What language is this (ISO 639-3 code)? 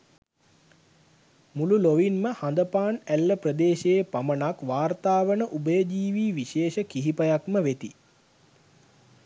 sin